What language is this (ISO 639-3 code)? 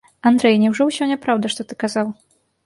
bel